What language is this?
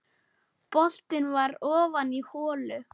Icelandic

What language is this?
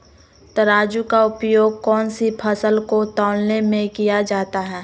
Magahi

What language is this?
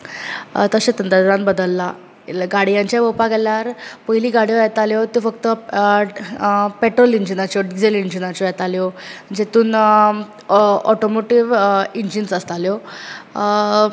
Konkani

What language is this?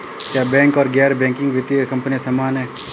Hindi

